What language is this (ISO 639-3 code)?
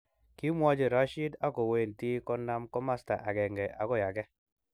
kln